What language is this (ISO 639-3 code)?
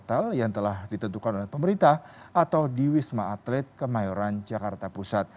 ind